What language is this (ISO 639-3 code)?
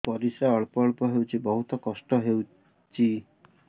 ori